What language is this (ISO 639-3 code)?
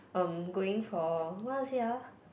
eng